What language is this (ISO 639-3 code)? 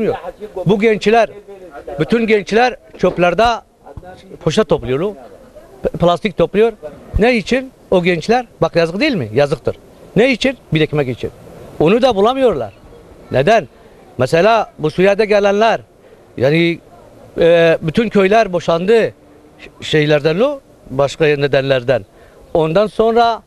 tur